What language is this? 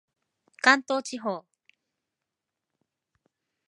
Japanese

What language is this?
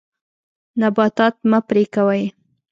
Pashto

